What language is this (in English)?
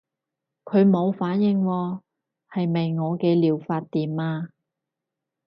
Cantonese